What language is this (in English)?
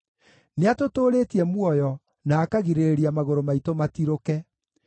Kikuyu